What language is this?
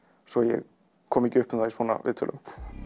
Icelandic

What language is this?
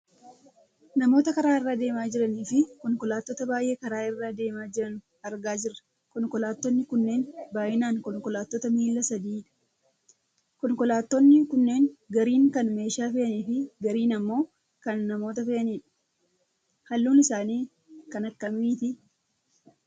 Oromo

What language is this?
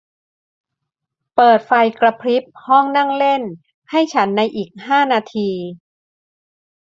Thai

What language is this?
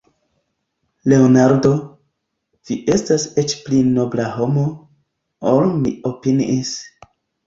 Esperanto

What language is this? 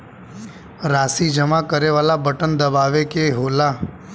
Bhojpuri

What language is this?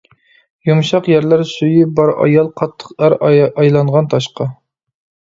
Uyghur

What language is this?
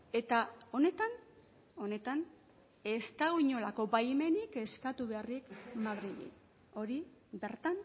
Basque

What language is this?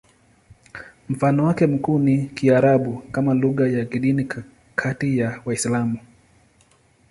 Swahili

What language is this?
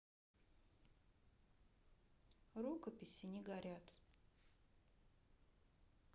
Russian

